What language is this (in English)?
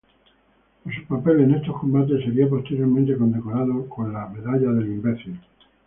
Spanish